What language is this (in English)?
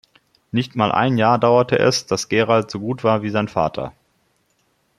German